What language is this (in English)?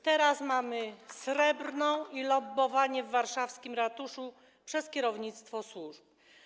Polish